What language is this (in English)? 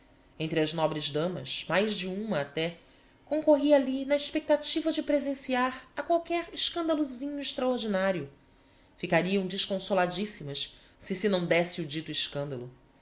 Portuguese